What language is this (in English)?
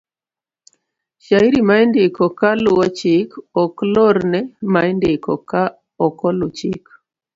Luo (Kenya and Tanzania)